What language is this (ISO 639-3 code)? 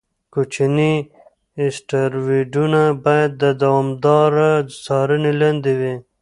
pus